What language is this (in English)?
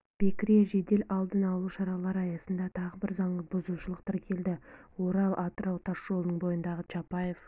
Kazakh